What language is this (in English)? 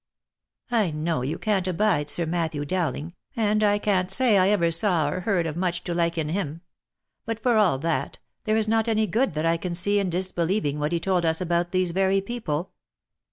English